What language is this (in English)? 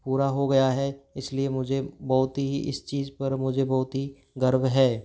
Hindi